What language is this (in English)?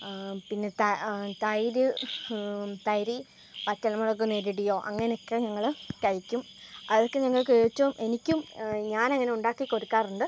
Malayalam